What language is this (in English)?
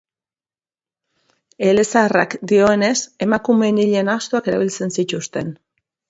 Basque